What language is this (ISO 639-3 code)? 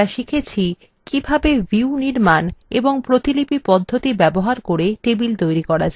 ben